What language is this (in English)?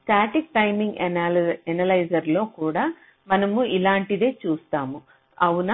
Telugu